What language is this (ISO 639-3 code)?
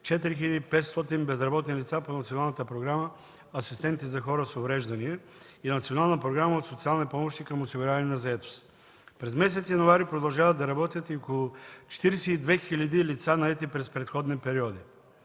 bul